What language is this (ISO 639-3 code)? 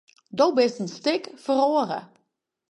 fry